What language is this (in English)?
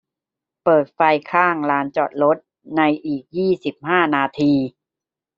Thai